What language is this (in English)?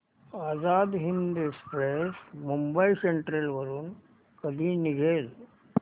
Marathi